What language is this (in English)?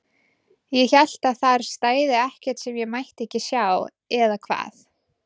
Icelandic